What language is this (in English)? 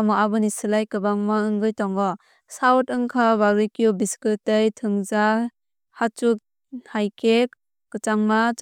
Kok Borok